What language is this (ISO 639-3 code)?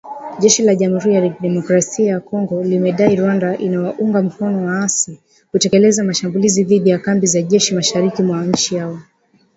swa